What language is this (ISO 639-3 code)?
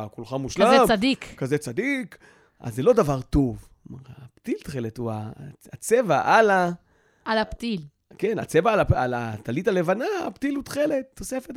heb